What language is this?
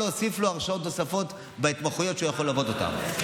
Hebrew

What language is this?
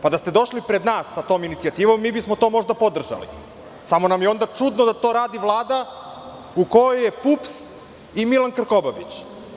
Serbian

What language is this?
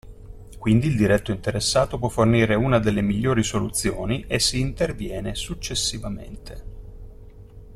Italian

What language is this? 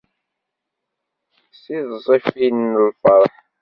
Kabyle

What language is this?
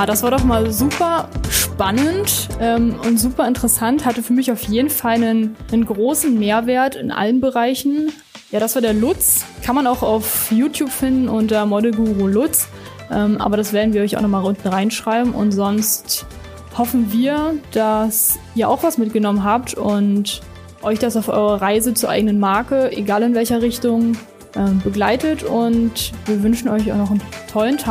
German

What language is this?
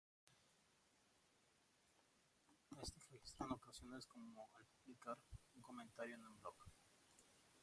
Spanish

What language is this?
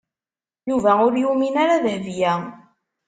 Kabyle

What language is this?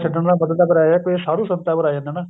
Punjabi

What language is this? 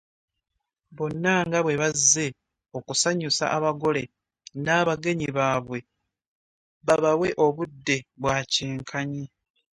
Ganda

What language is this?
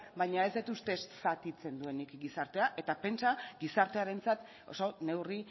Basque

